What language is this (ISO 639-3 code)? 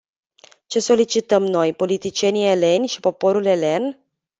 ron